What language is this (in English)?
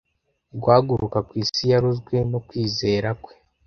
Kinyarwanda